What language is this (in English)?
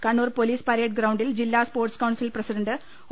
Malayalam